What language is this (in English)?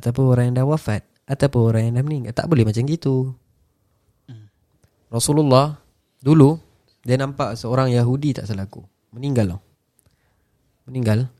Malay